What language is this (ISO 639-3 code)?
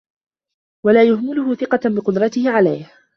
ara